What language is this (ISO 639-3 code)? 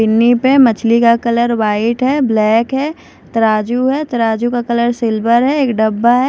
hin